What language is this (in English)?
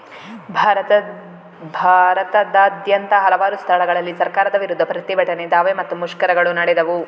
Kannada